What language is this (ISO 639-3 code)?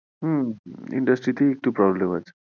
ben